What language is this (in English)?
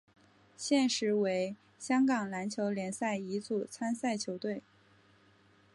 Chinese